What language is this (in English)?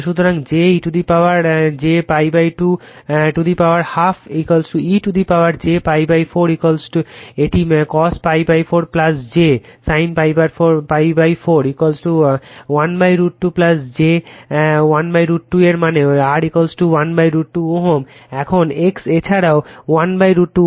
Bangla